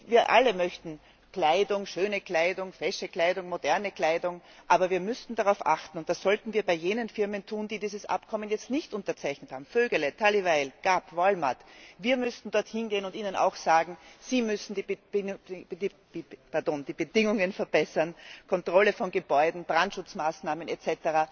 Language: German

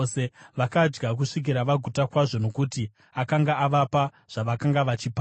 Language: Shona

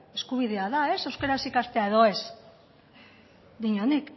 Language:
Basque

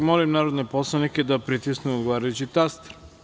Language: Serbian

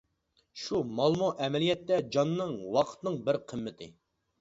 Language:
Uyghur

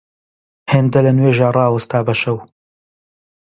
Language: Central Kurdish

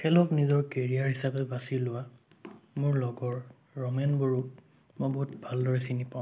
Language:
Assamese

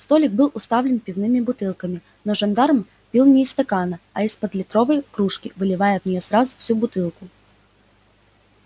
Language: Russian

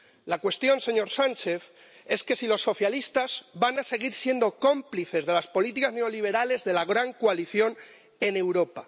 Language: Spanish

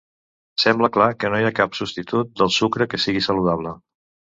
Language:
Catalan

